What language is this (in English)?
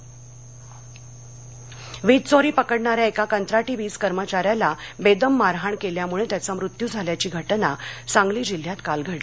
Marathi